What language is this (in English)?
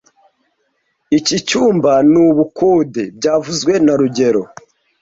Kinyarwanda